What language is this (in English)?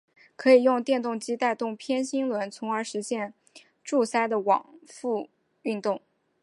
Chinese